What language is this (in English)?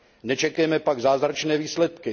Czech